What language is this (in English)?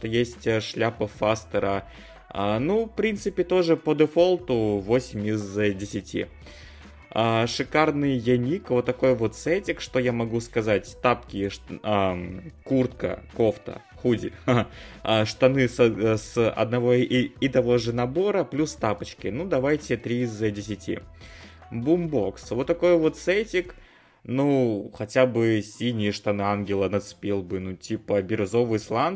Russian